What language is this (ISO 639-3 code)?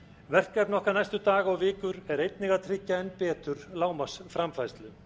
isl